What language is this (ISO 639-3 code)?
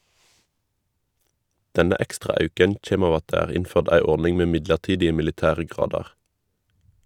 nor